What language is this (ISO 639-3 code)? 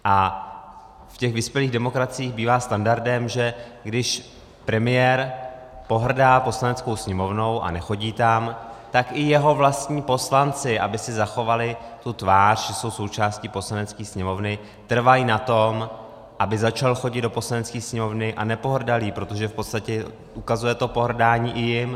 ces